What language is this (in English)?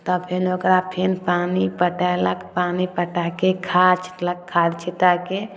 Maithili